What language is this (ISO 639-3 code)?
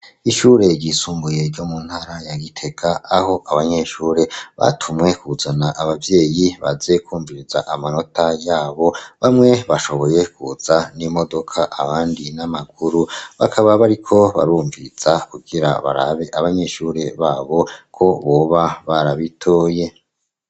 run